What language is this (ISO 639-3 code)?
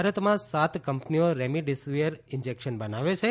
guj